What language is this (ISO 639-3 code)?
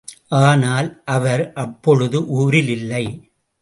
tam